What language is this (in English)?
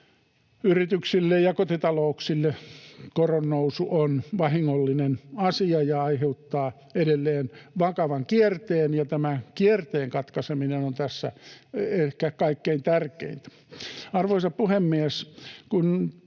Finnish